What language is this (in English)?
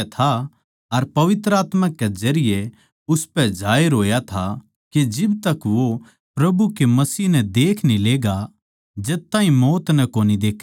Haryanvi